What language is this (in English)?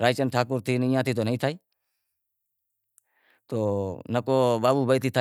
Wadiyara Koli